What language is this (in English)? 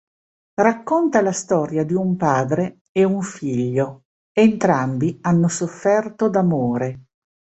Italian